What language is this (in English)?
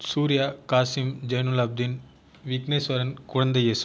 Tamil